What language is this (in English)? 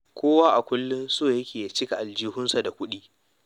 Hausa